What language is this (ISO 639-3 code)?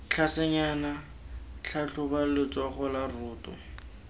tsn